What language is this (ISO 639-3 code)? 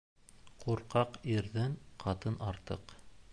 bak